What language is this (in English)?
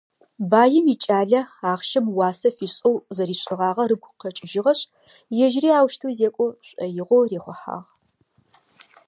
Adyghe